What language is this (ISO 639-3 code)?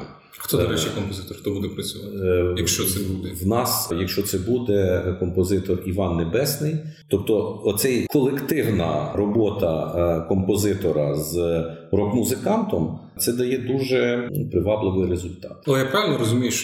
ukr